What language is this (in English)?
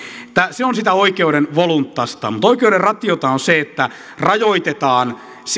Finnish